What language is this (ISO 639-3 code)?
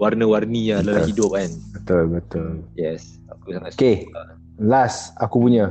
msa